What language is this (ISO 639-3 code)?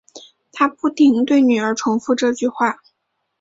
zho